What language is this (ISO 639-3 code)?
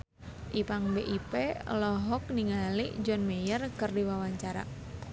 sun